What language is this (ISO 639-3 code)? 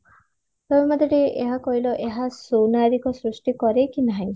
ori